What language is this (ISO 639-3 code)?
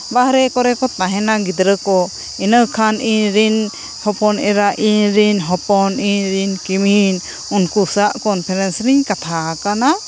sat